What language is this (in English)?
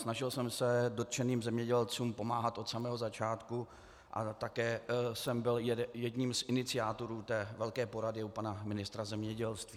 Czech